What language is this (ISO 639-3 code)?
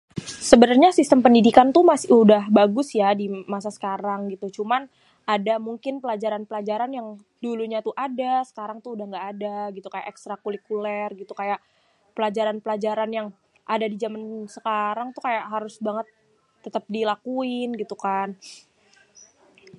bew